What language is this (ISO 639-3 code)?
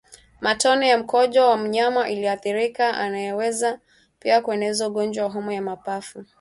swa